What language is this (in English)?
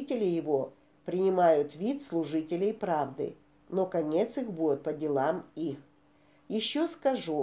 Russian